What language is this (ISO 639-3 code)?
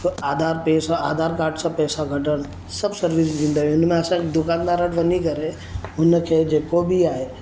snd